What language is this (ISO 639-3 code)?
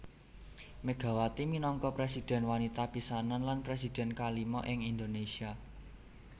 jav